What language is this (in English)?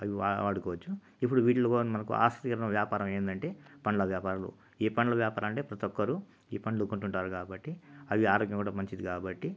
Telugu